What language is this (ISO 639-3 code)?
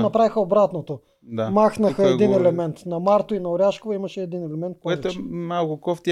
bul